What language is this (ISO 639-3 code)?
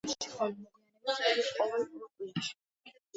kat